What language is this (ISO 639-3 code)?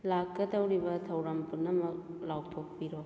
mni